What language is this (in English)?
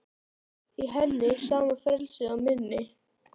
Icelandic